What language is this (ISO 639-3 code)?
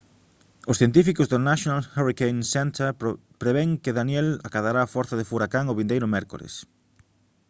glg